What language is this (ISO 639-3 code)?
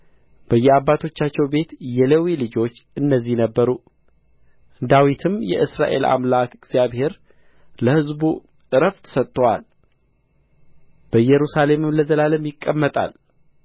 amh